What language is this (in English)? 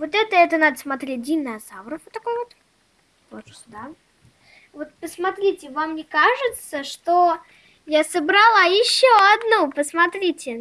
Russian